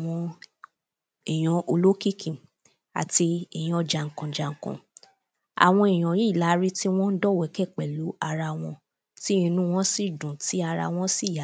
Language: Yoruba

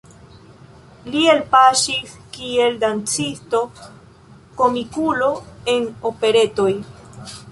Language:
Esperanto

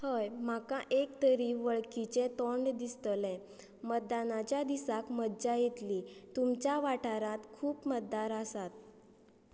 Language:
Konkani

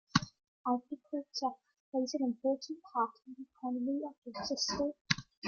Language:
English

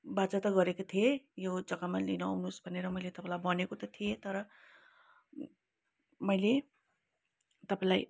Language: Nepali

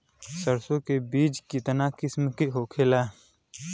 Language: Bhojpuri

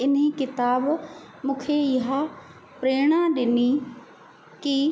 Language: Sindhi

